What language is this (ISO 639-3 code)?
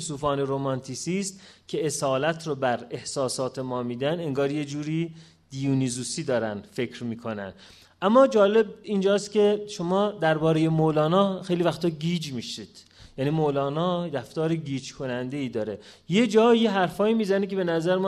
fas